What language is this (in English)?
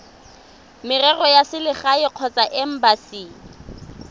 Tswana